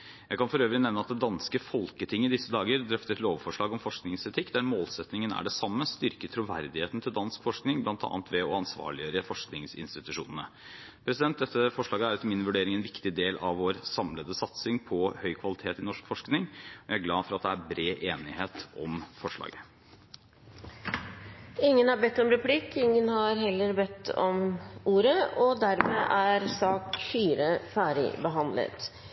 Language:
Norwegian Bokmål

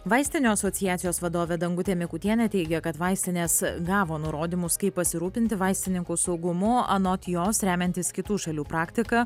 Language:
Lithuanian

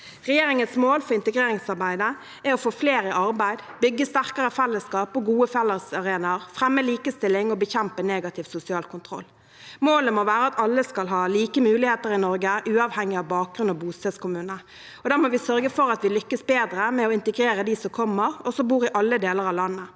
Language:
Norwegian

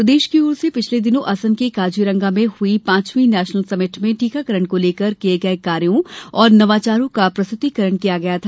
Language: Hindi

